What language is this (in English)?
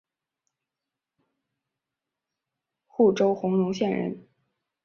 Chinese